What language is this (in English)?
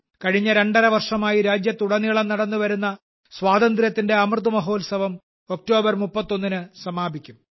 Malayalam